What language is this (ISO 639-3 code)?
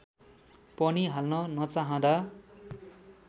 nep